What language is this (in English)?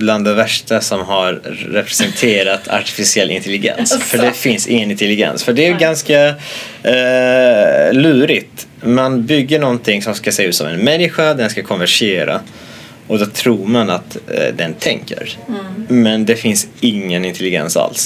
Swedish